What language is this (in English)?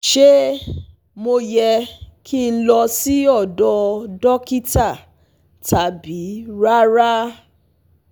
Yoruba